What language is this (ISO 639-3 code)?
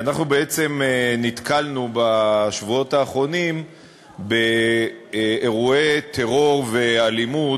heb